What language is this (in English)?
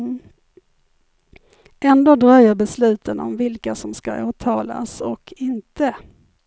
Swedish